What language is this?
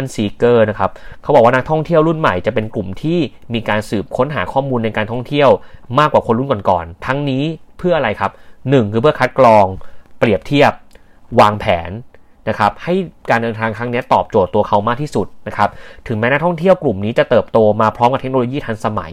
Thai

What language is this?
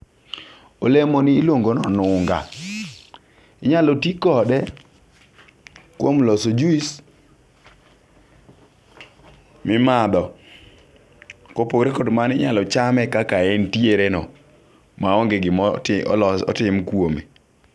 Luo (Kenya and Tanzania)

